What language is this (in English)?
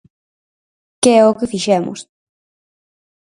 Galician